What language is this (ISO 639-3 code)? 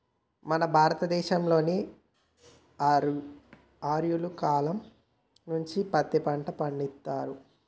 tel